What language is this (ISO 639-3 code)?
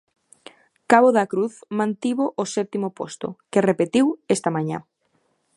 glg